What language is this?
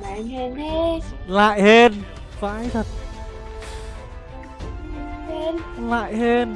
Vietnamese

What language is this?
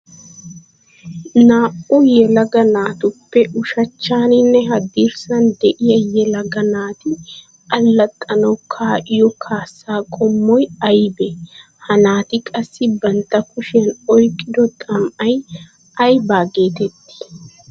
Wolaytta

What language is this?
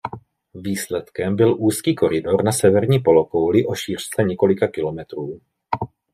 Czech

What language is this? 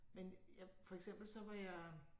Danish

